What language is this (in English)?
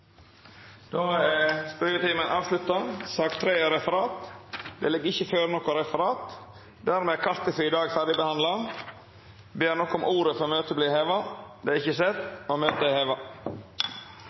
Norwegian Nynorsk